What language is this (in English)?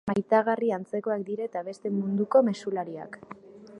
Basque